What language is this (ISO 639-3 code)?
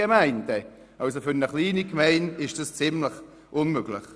gsw